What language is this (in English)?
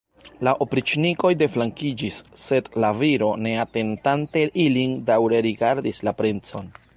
Esperanto